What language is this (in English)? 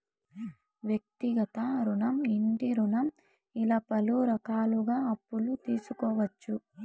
Telugu